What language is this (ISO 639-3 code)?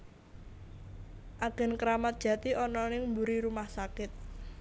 jav